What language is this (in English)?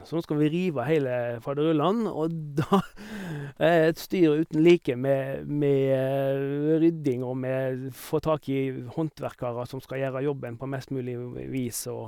Norwegian